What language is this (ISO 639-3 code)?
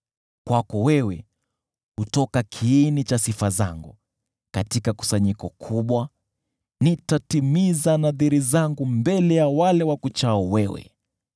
swa